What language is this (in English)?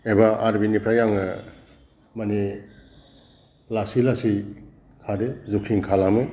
Bodo